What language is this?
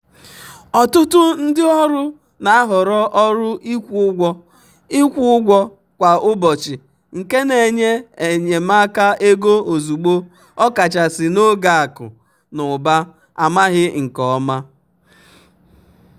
Igbo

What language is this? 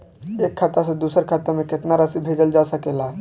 Bhojpuri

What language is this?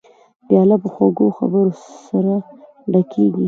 Pashto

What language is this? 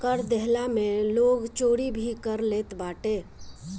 Bhojpuri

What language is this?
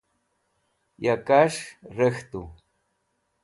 Wakhi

